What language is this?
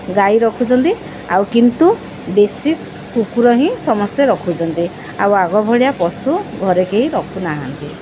Odia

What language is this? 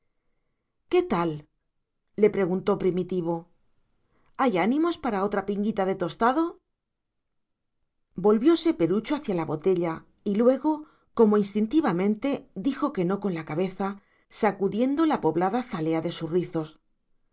Spanish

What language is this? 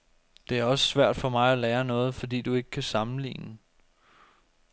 Danish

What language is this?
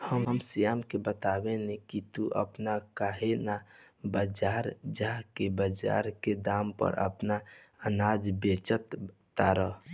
Bhojpuri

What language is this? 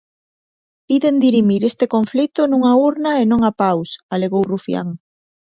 Galician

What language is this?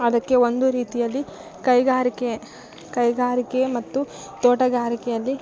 Kannada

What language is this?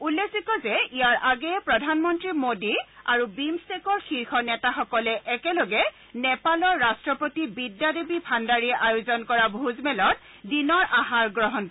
Assamese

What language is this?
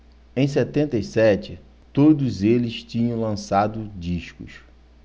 Portuguese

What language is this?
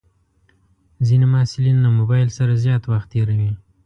Pashto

